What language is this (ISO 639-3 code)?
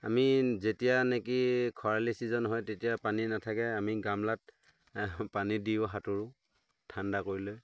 asm